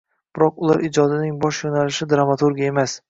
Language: Uzbek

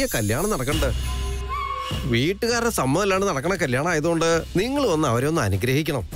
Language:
Arabic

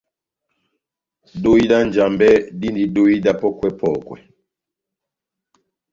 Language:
Batanga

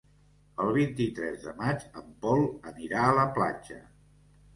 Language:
Catalan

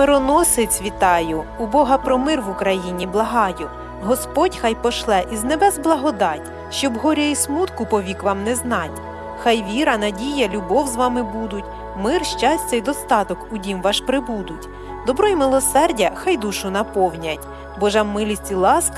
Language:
Ukrainian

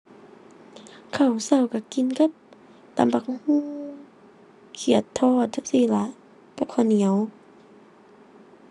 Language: Thai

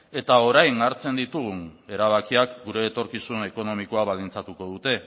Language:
Basque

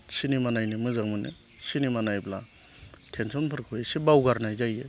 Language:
Bodo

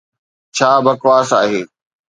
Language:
Sindhi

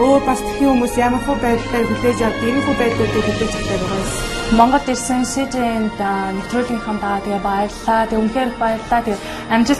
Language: Korean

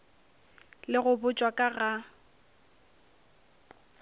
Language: Northern Sotho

